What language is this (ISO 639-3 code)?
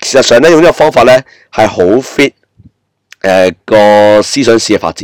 zho